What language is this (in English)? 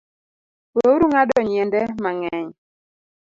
Luo (Kenya and Tanzania)